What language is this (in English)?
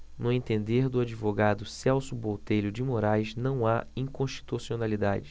Portuguese